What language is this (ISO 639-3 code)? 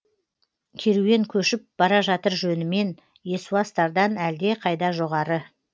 kaz